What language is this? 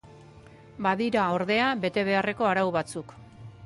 Basque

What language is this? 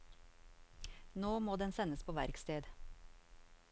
Norwegian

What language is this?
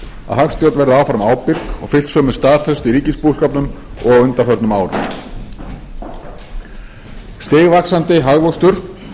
Icelandic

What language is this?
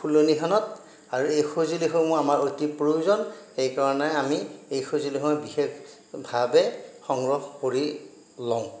Assamese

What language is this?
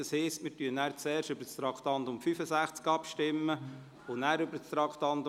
Swiss German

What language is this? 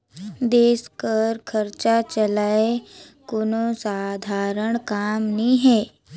Chhattisgarhi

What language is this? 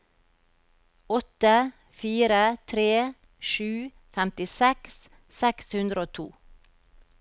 Norwegian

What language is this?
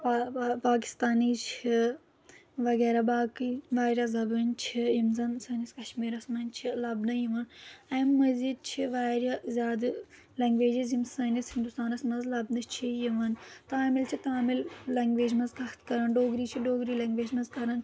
Kashmiri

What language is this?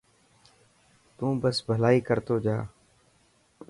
Dhatki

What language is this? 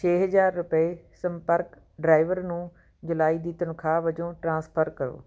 Punjabi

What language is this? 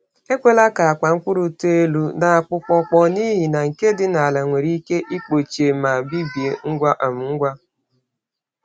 Igbo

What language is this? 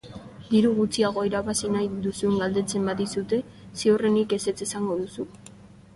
Basque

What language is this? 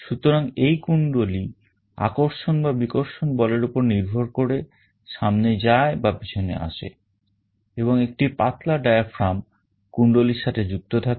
Bangla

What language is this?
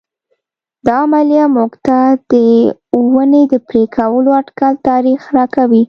Pashto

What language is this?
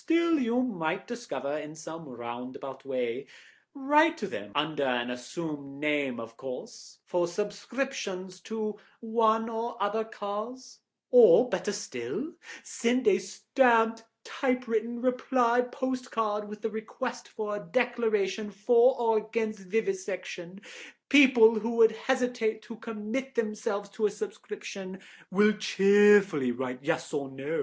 English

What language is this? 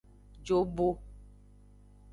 Aja (Benin)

